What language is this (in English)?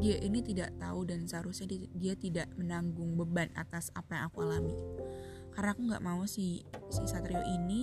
Indonesian